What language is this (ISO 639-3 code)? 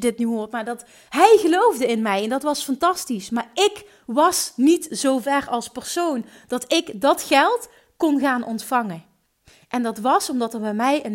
nld